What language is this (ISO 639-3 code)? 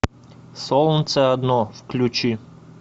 rus